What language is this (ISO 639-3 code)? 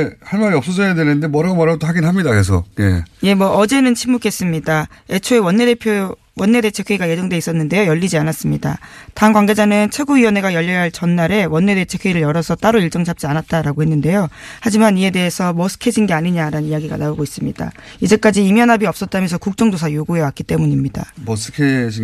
kor